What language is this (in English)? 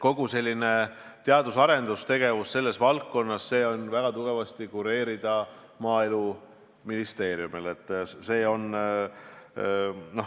Estonian